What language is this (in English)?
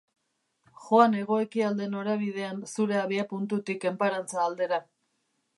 Basque